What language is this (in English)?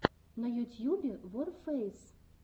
Russian